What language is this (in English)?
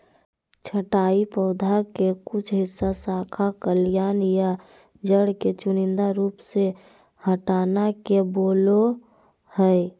Magahi